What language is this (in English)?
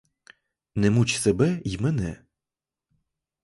Ukrainian